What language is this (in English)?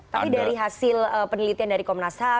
Indonesian